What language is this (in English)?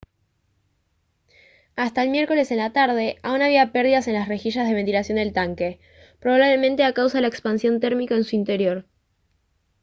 Spanish